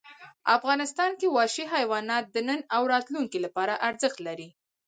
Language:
Pashto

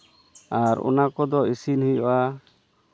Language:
Santali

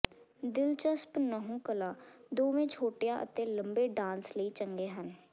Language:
Punjabi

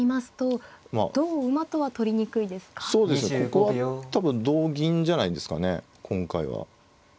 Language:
Japanese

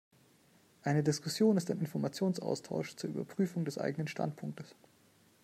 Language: German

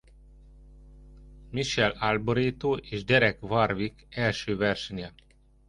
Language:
Hungarian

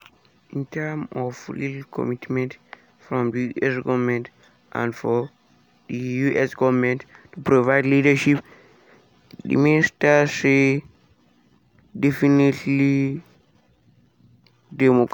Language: Nigerian Pidgin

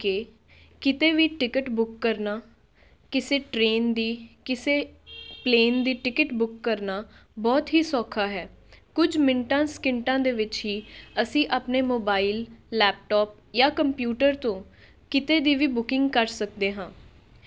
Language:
Punjabi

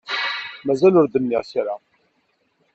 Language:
Kabyle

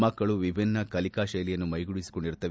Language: Kannada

